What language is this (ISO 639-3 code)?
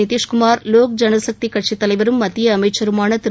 tam